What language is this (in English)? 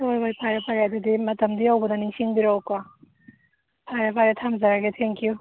Manipuri